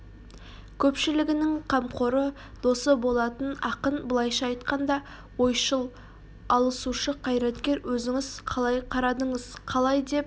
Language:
Kazakh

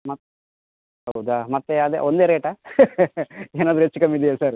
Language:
Kannada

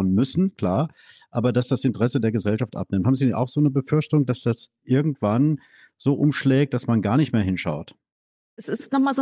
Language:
German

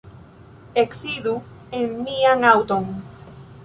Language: Esperanto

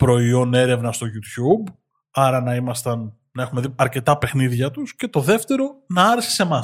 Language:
Greek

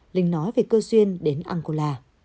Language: Vietnamese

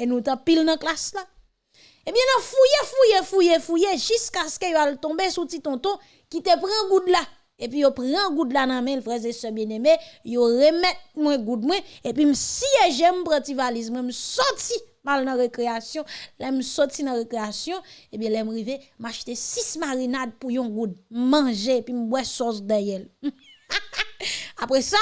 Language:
French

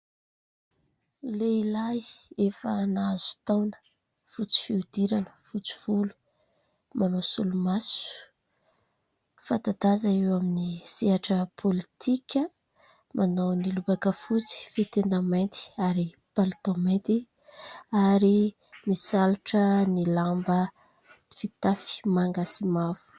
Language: Malagasy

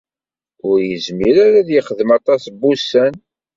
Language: Kabyle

